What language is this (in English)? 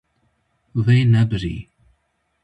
Kurdish